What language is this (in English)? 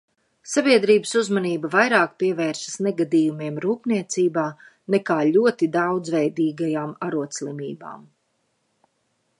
Latvian